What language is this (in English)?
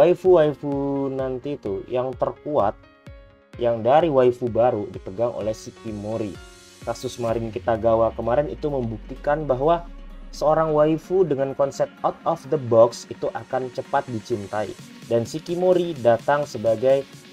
Indonesian